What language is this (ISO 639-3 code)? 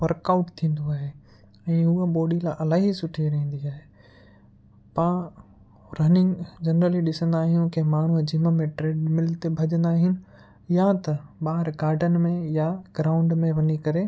snd